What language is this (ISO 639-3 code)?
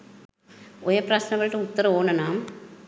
sin